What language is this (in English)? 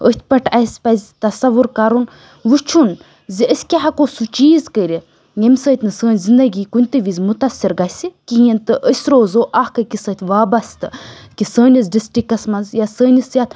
Kashmiri